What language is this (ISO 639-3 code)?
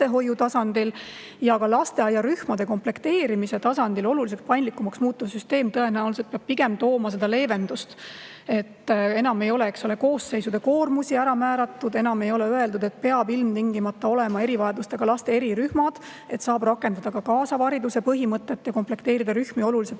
est